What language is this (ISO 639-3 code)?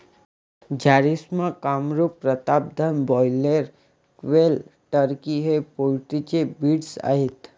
mar